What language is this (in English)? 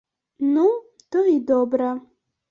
Belarusian